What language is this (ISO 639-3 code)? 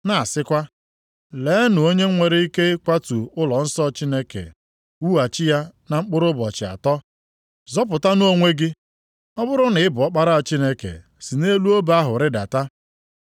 ibo